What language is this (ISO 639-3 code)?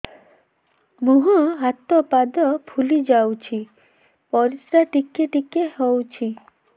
ori